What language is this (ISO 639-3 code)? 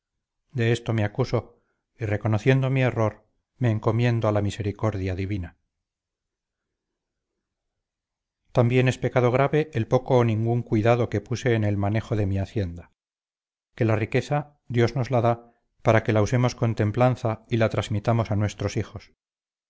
spa